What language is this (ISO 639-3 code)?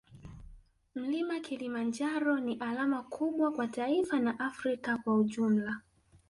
swa